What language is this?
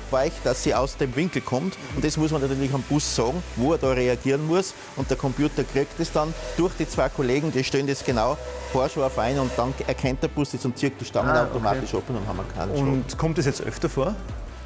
German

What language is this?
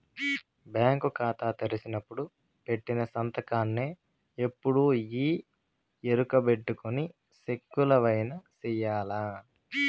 Telugu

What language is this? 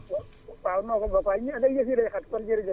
Wolof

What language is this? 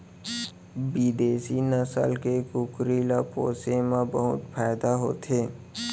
Chhattisgarhi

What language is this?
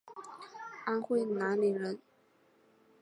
Chinese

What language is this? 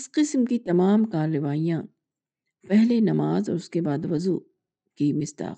Urdu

